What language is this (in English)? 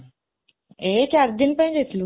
Odia